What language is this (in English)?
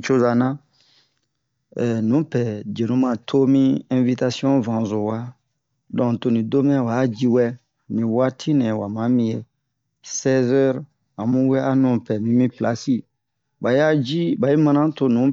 Bomu